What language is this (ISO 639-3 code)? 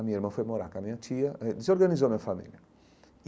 por